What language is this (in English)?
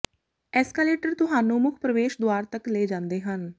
Punjabi